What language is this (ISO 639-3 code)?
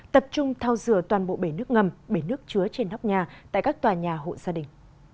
vie